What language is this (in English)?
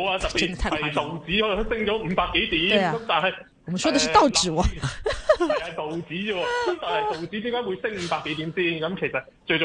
Chinese